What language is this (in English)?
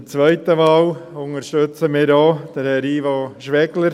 Swiss German